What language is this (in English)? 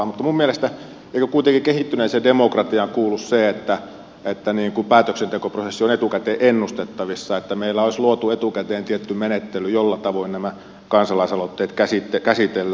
Finnish